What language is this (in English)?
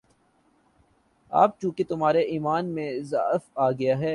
Urdu